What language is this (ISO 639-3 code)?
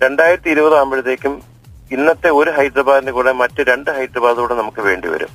mal